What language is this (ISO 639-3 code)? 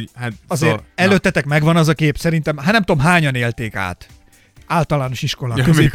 hun